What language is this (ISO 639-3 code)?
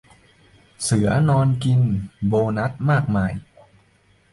tha